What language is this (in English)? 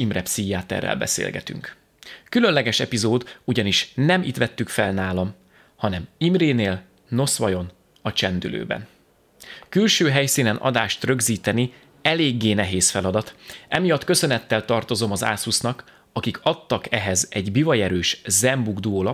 Hungarian